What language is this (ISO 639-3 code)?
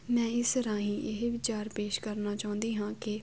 pan